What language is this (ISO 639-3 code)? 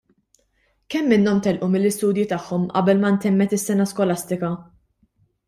mlt